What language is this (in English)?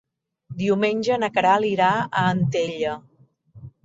Catalan